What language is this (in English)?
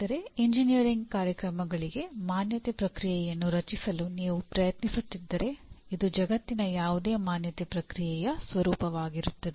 Kannada